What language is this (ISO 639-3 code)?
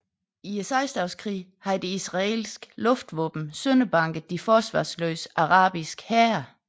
dan